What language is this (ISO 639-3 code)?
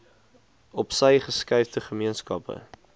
afr